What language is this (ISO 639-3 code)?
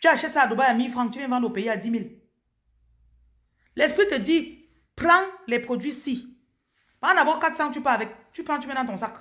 fra